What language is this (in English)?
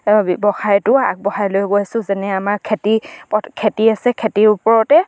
Assamese